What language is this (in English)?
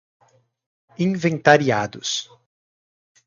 Portuguese